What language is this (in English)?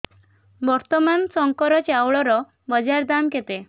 Odia